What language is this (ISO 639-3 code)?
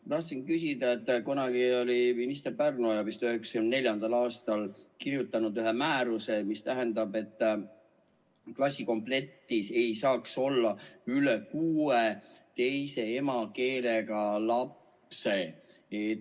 est